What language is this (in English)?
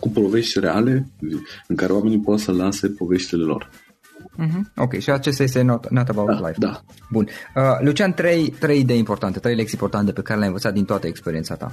Romanian